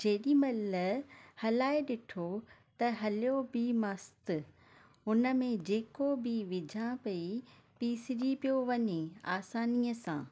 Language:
Sindhi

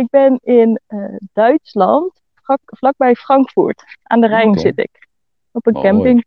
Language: Dutch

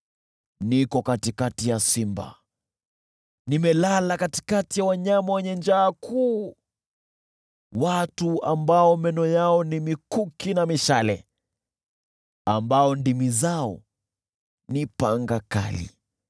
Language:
Swahili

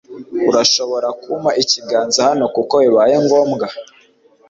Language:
Kinyarwanda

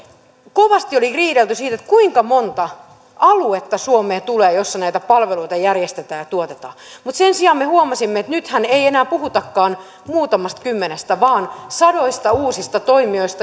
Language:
Finnish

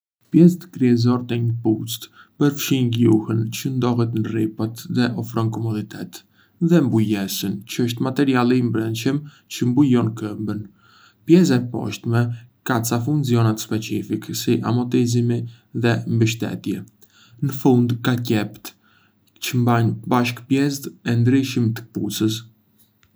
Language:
Arbëreshë Albanian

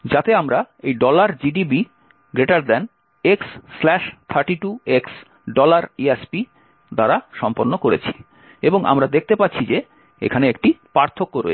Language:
Bangla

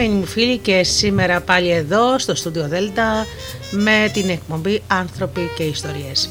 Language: Greek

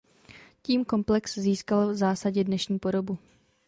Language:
Czech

